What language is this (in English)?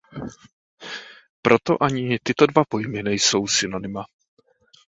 Czech